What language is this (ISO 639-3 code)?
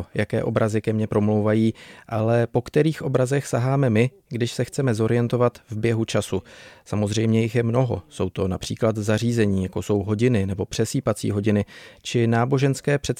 ces